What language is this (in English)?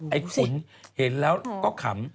Thai